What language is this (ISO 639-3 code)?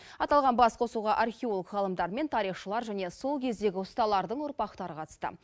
kaz